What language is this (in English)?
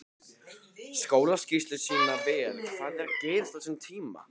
Icelandic